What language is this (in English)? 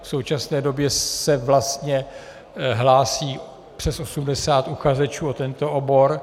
Czech